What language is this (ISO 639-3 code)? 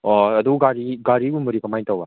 mni